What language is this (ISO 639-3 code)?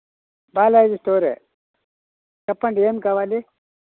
tel